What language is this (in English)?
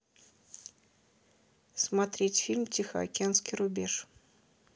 Russian